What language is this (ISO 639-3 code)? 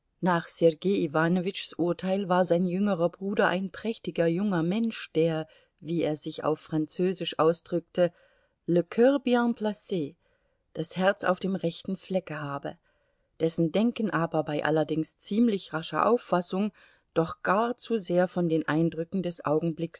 deu